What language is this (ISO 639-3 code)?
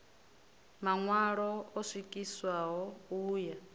ven